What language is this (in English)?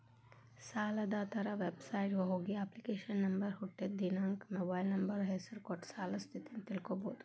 Kannada